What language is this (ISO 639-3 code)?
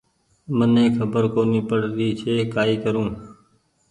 gig